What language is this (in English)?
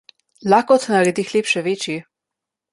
Slovenian